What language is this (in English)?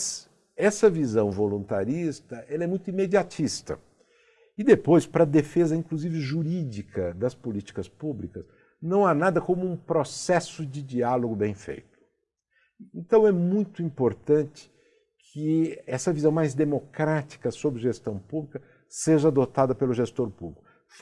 Portuguese